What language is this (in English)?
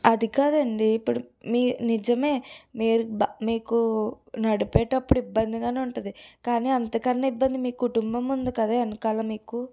Telugu